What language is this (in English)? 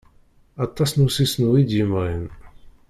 Kabyle